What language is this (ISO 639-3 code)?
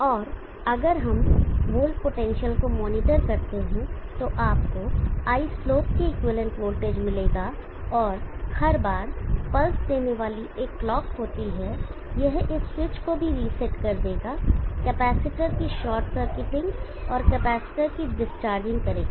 hin